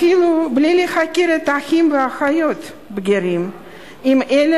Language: Hebrew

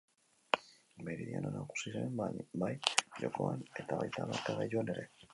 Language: Basque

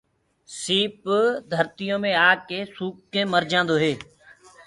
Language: Gurgula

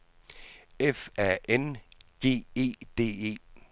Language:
Danish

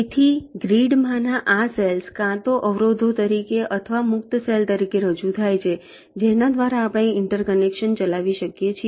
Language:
Gujarati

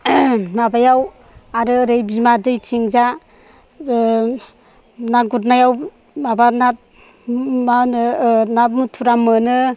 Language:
Bodo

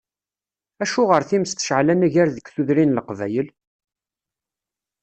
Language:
Kabyle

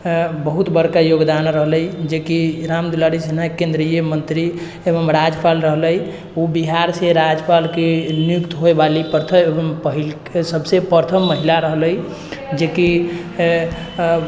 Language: Maithili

